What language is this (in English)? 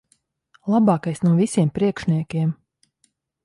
Latvian